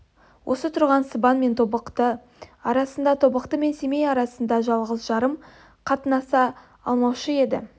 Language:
Kazakh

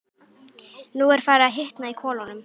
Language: Icelandic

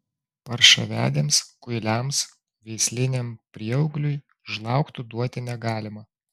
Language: Lithuanian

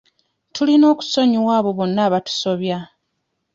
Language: Ganda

